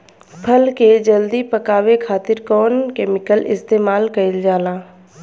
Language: Bhojpuri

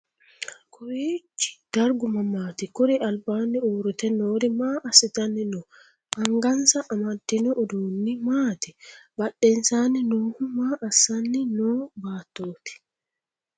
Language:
Sidamo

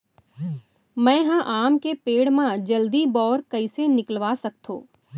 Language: Chhattisgarhi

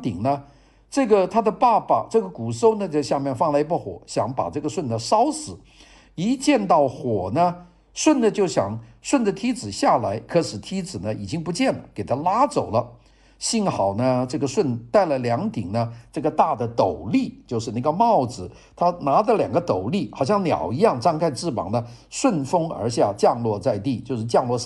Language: Chinese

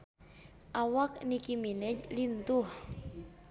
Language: Sundanese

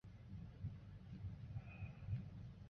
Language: Chinese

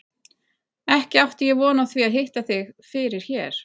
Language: Icelandic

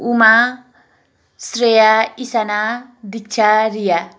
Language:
Nepali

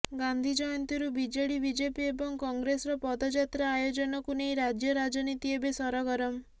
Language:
Odia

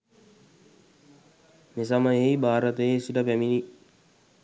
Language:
Sinhala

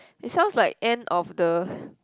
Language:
English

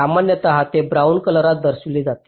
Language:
Marathi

